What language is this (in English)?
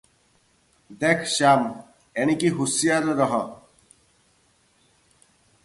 Odia